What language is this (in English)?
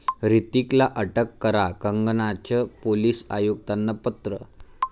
Marathi